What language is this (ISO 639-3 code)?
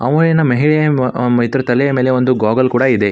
kan